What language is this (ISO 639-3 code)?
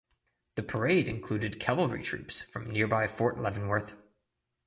eng